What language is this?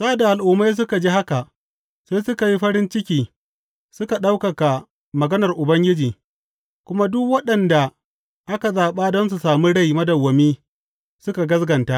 Hausa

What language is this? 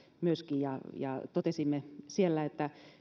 Finnish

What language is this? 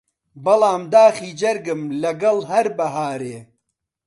Central Kurdish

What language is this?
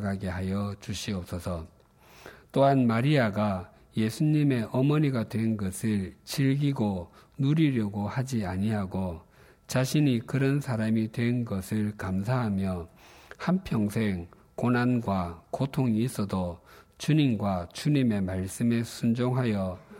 Korean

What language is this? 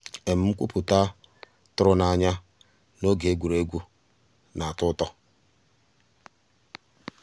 Igbo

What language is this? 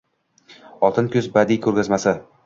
Uzbek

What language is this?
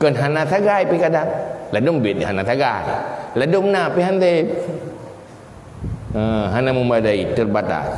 Malay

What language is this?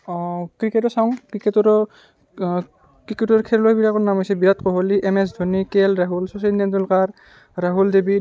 Assamese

